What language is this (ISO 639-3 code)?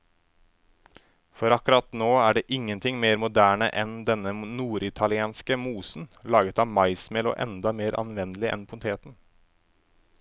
nor